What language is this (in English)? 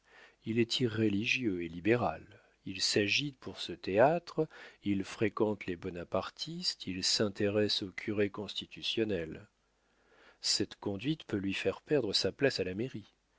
French